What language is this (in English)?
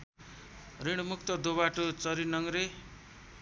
Nepali